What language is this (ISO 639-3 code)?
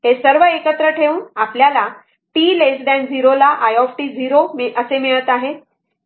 mar